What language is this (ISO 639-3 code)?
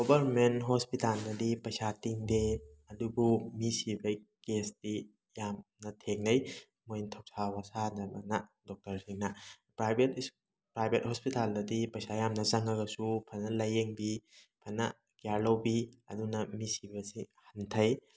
mni